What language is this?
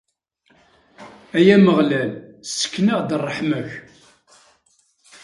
Kabyle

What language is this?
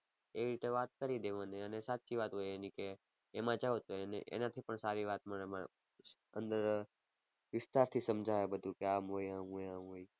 Gujarati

